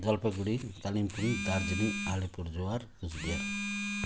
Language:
Nepali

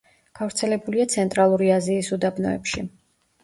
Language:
Georgian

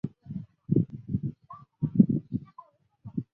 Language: Chinese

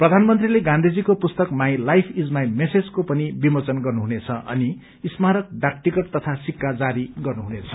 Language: Nepali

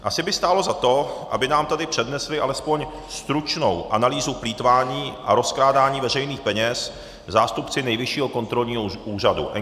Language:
Czech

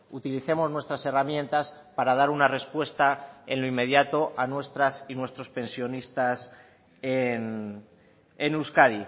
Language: Spanish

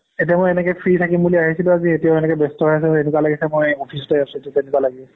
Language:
Assamese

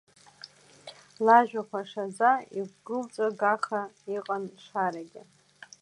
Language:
Abkhazian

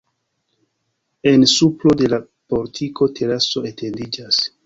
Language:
Esperanto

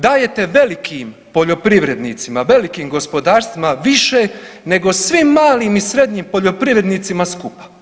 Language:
Croatian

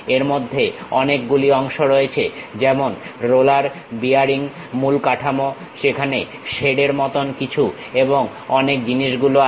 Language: Bangla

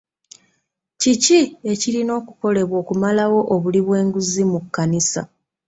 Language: Ganda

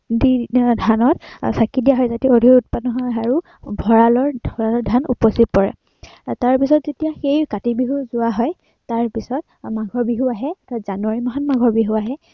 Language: Assamese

